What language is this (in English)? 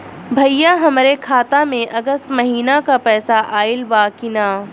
Bhojpuri